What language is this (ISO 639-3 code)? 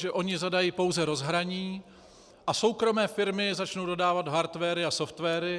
ces